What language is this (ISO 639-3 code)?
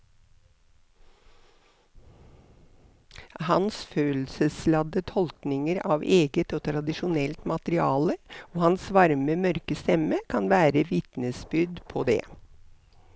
nor